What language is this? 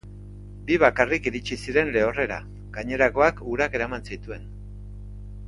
Basque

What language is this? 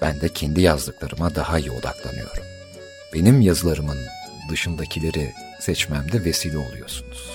Turkish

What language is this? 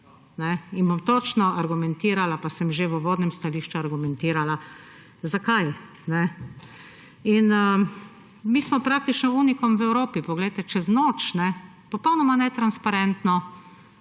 Slovenian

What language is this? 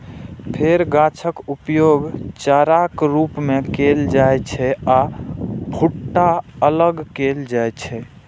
Maithili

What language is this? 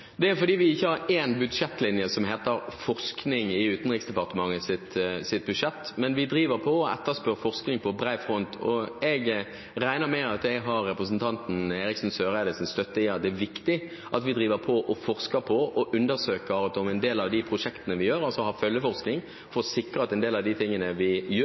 Norwegian Bokmål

